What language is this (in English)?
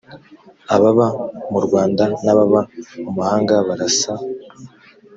Kinyarwanda